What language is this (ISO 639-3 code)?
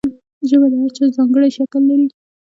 pus